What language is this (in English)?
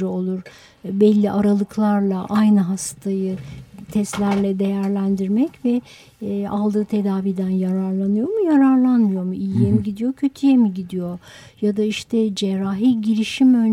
Turkish